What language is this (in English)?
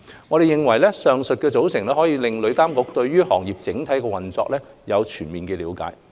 Cantonese